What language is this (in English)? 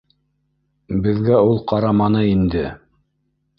Bashkir